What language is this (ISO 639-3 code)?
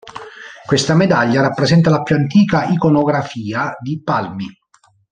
ita